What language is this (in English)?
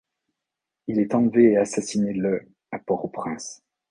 French